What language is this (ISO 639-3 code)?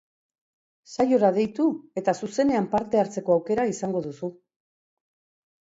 eus